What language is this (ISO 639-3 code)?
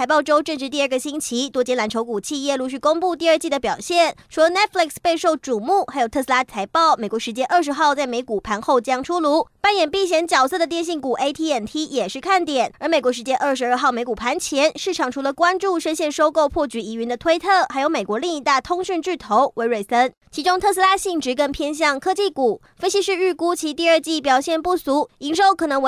zho